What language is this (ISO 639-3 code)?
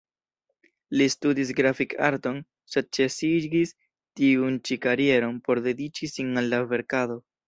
epo